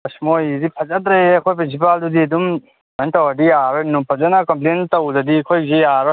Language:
Manipuri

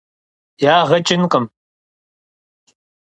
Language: Kabardian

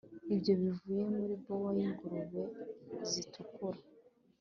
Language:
Kinyarwanda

